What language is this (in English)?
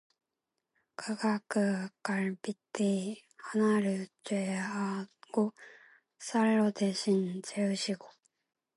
Korean